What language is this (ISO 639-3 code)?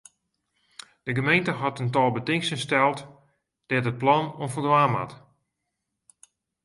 fry